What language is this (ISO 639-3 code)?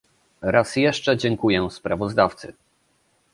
pol